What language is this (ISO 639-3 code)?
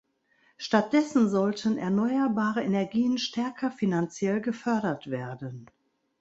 deu